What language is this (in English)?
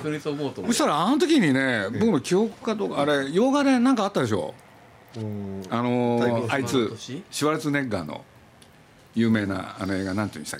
Japanese